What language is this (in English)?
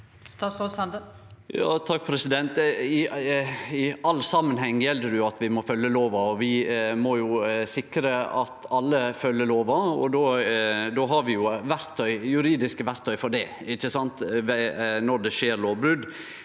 Norwegian